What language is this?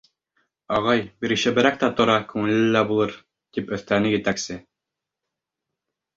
Bashkir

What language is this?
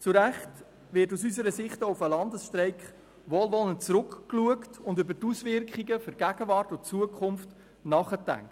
Swiss German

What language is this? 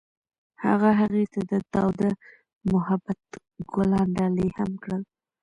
Pashto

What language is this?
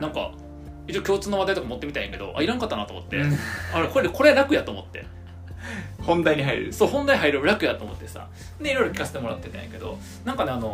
Japanese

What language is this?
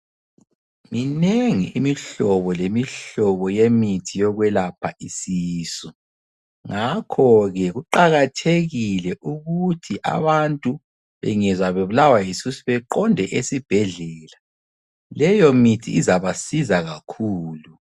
North Ndebele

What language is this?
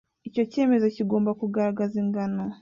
Kinyarwanda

